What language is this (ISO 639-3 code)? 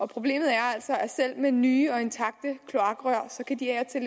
dan